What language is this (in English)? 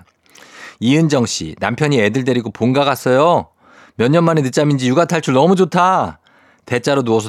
Korean